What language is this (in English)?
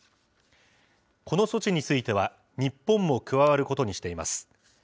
Japanese